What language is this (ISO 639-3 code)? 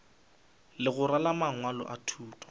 nso